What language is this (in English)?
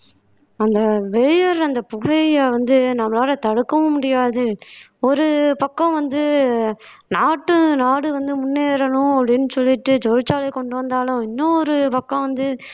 Tamil